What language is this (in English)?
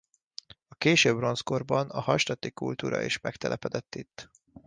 Hungarian